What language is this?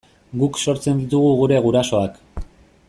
Basque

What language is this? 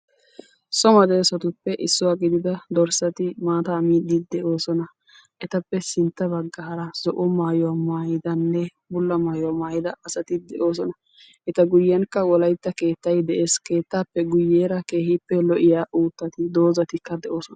Wolaytta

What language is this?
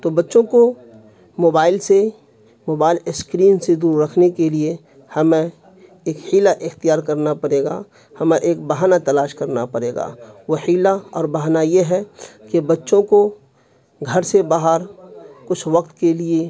Urdu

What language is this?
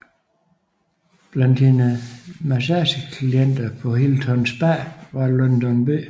Danish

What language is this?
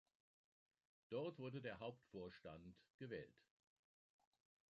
German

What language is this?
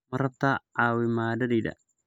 Somali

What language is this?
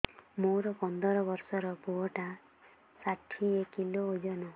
Odia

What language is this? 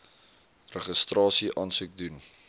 Afrikaans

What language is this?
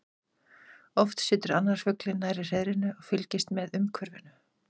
Icelandic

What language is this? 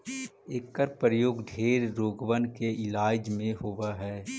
Magahi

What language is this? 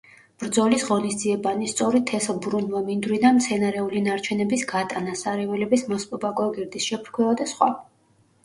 Georgian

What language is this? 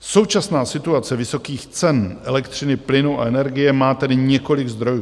Czech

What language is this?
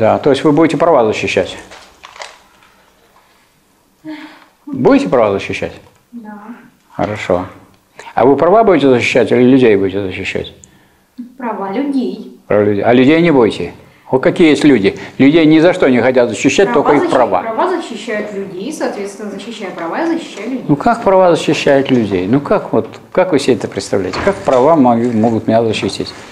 Russian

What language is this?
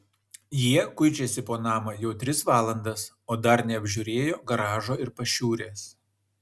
Lithuanian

